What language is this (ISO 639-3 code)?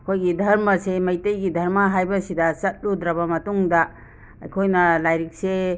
mni